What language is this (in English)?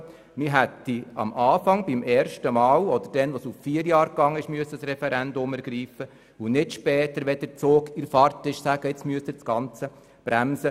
Swiss German